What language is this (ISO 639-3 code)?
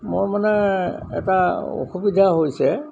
asm